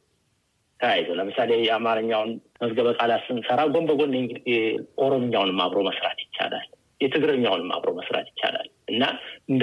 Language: Amharic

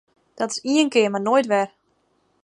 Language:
Western Frisian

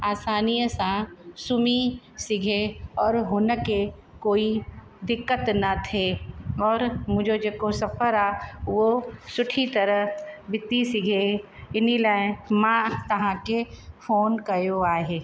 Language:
Sindhi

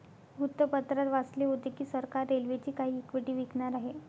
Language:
Marathi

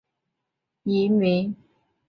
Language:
Chinese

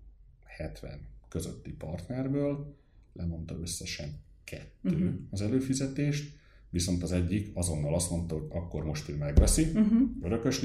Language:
Hungarian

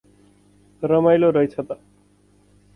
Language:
Nepali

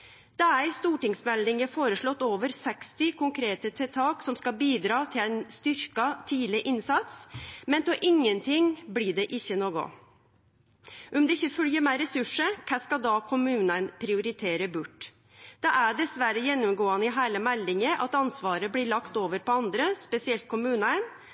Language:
Norwegian Nynorsk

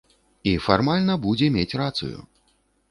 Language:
Belarusian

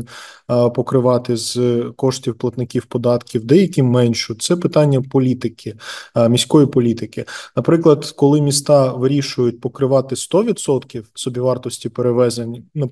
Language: Ukrainian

